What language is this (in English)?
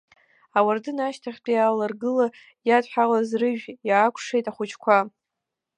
Abkhazian